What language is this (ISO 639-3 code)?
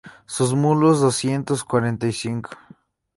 spa